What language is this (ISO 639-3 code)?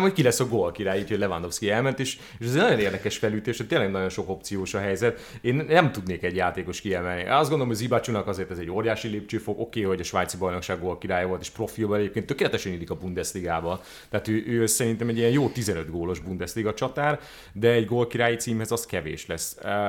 hun